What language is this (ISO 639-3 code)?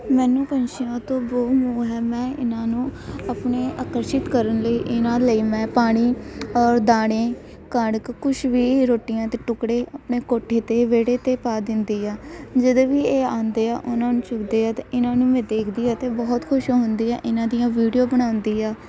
pan